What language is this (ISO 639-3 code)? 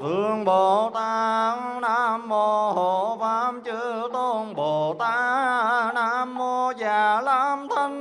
vie